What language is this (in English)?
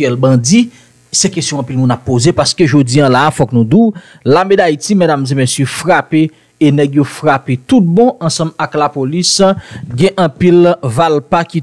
French